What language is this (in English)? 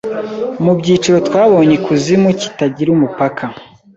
Kinyarwanda